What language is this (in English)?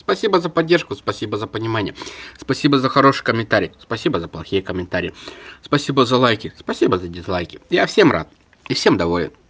Russian